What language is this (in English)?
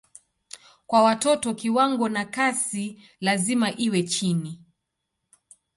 Swahili